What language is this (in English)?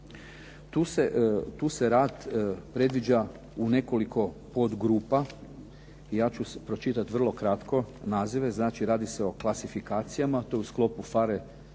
Croatian